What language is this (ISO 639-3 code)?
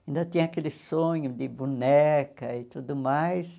por